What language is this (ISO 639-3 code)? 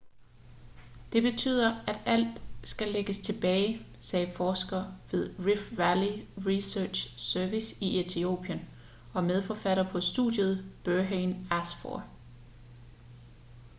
dan